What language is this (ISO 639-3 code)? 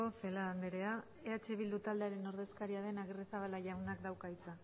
eus